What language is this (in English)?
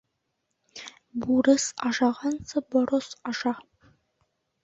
Bashkir